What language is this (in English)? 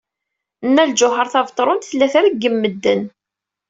Kabyle